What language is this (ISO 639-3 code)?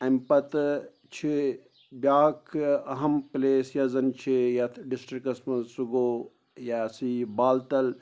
kas